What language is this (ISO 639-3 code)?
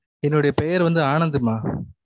tam